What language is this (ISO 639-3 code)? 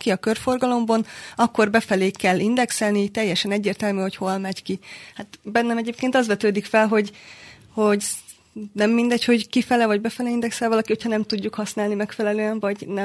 hun